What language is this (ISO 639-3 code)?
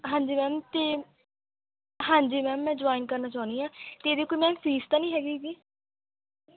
pan